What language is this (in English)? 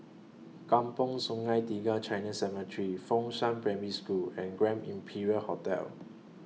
English